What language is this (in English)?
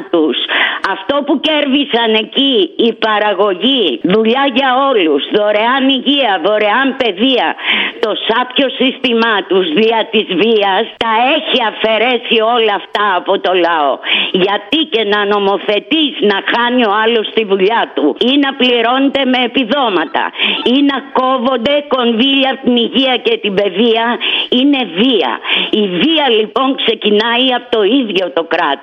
Greek